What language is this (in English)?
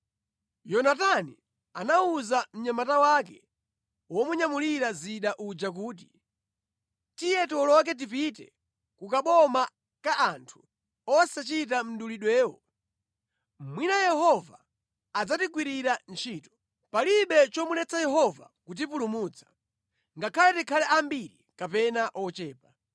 Nyanja